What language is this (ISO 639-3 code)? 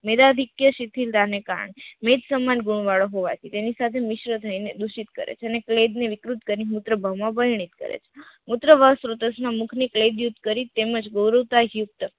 guj